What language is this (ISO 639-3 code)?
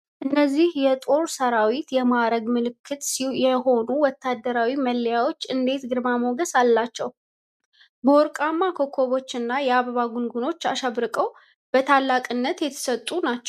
amh